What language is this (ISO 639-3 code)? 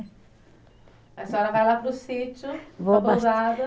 por